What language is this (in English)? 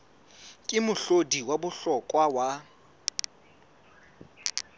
Southern Sotho